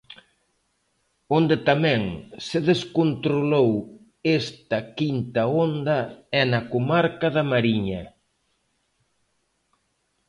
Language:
Galician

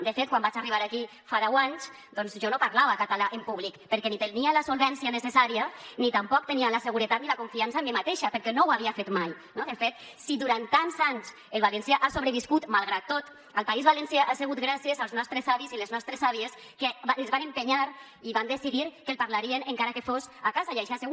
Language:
Catalan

